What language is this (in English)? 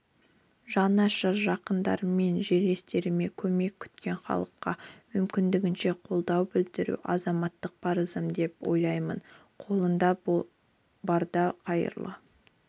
Kazakh